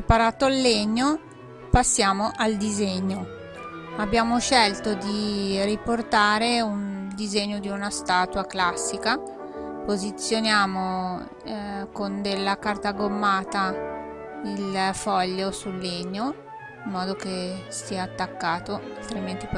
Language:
Italian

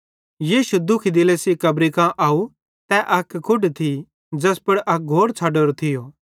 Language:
Bhadrawahi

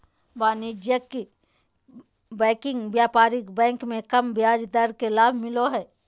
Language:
Magahi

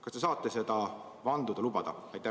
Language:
Estonian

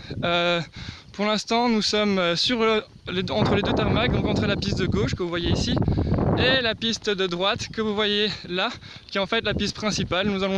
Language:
French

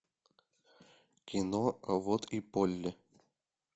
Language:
Russian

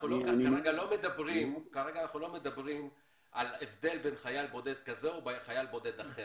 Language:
Hebrew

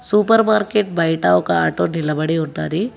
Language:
Telugu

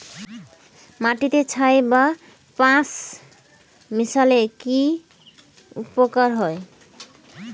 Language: Bangla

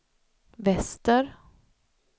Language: Swedish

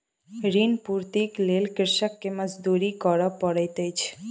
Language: Maithili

